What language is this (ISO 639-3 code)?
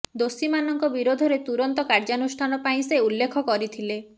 ori